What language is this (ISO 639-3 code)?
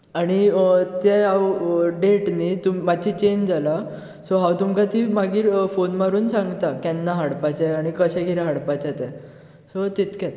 kok